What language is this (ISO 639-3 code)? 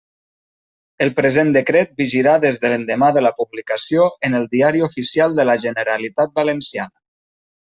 cat